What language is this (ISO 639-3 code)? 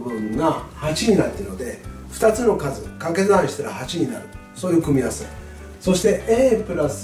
jpn